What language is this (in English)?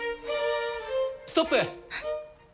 Japanese